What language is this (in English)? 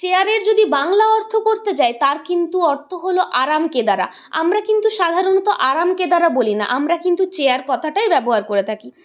Bangla